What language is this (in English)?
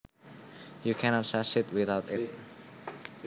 Javanese